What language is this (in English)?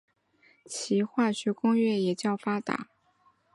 Chinese